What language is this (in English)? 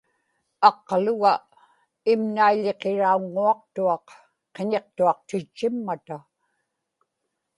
Inupiaq